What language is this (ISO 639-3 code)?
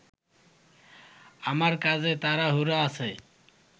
ben